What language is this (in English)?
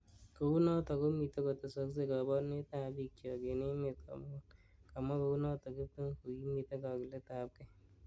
Kalenjin